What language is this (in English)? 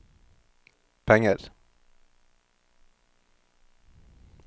Norwegian